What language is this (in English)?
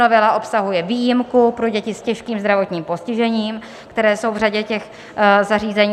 Czech